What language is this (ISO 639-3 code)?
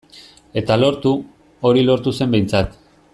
eus